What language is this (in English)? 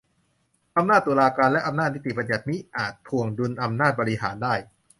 Thai